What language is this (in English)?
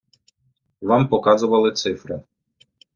Ukrainian